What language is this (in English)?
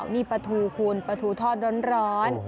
Thai